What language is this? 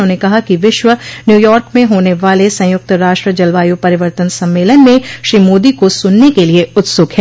Hindi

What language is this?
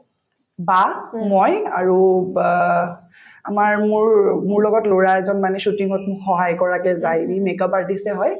Assamese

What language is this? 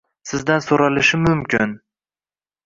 Uzbek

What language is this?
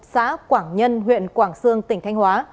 Vietnamese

